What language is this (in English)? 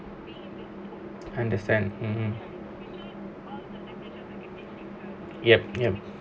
English